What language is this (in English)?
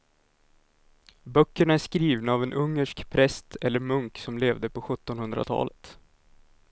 Swedish